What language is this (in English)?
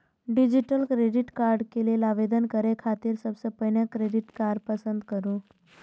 Maithili